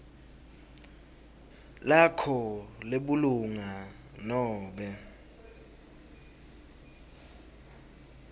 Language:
Swati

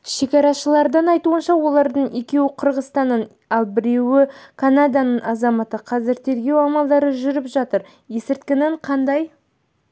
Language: Kazakh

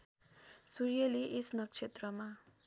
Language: Nepali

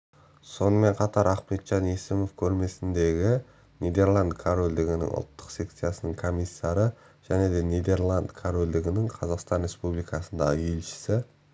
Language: Kazakh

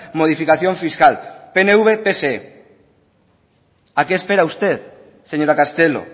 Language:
Spanish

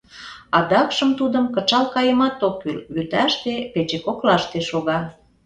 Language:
Mari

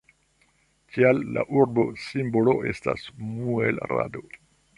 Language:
Esperanto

